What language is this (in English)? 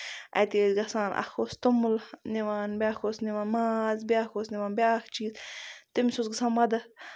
Kashmiri